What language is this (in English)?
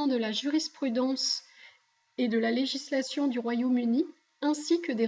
French